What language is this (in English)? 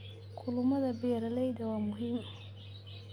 Somali